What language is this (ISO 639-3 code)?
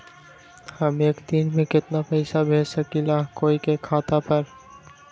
mag